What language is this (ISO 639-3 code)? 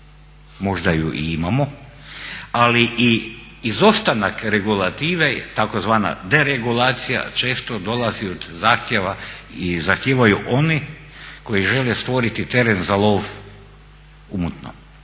hrv